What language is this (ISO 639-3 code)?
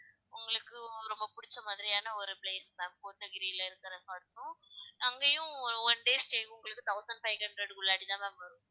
tam